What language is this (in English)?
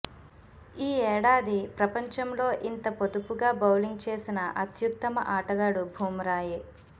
Telugu